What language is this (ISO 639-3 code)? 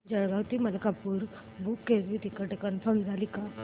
mar